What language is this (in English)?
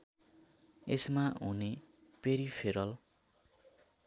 Nepali